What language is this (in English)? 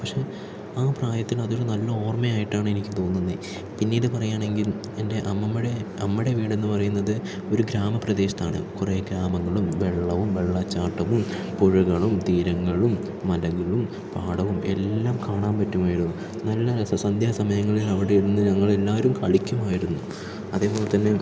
Malayalam